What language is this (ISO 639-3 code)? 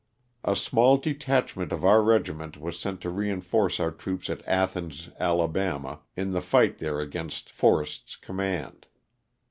eng